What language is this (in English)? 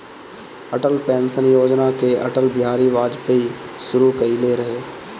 Bhojpuri